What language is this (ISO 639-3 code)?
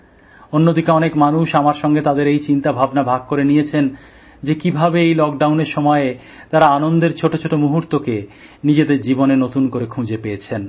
ben